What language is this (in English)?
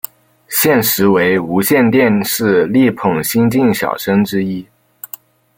Chinese